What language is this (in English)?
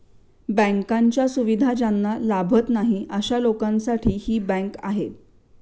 Marathi